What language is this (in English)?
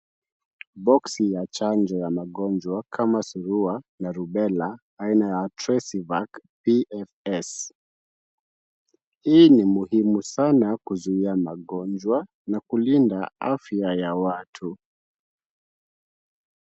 Swahili